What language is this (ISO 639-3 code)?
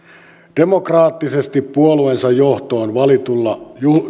fin